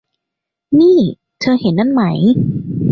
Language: Thai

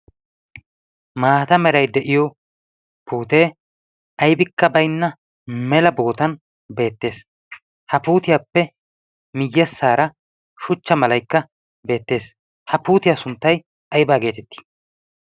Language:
Wolaytta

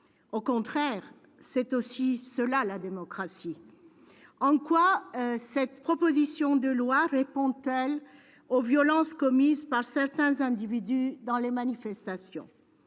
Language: French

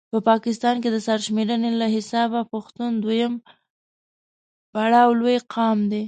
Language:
Pashto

